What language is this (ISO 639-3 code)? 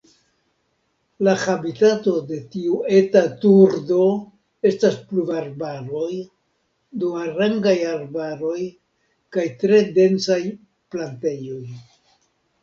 epo